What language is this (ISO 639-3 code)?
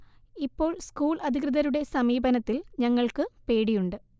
mal